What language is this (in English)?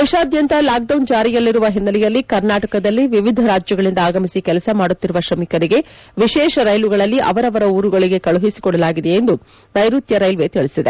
Kannada